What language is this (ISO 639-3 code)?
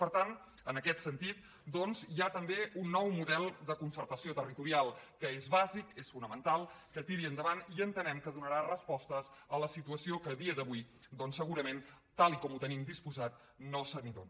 cat